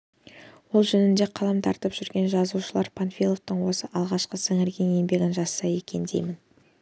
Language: Kazakh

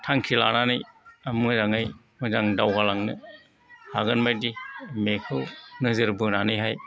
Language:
Bodo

